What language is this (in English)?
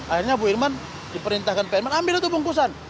Indonesian